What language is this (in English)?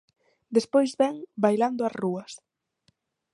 Galician